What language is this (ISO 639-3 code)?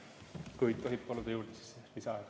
est